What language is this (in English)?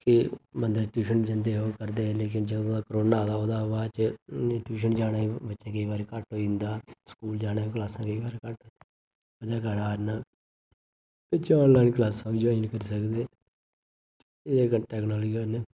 Dogri